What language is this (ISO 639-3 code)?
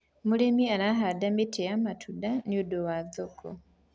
kik